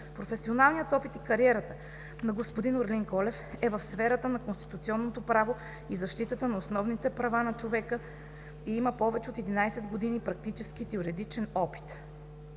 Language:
Bulgarian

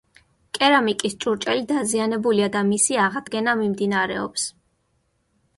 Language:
Georgian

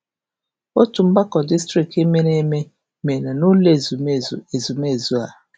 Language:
Igbo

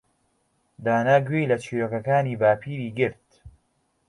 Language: Central Kurdish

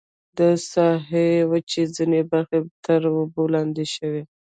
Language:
Pashto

